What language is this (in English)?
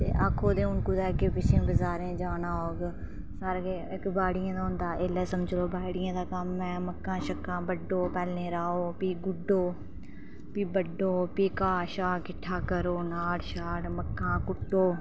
Dogri